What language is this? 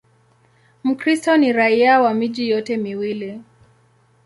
Swahili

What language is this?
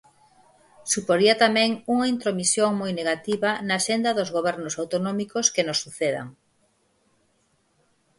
Galician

